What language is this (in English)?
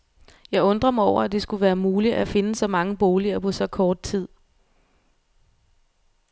Danish